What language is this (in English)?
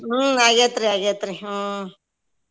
Kannada